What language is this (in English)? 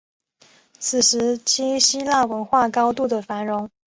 Chinese